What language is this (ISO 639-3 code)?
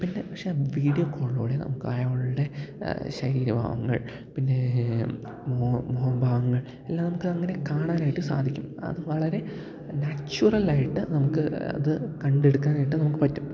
mal